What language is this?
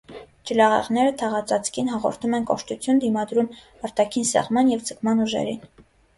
Armenian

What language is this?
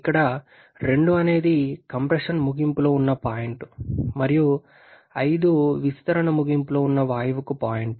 Telugu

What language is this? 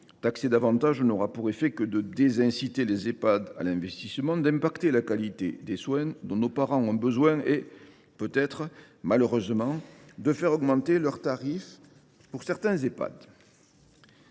French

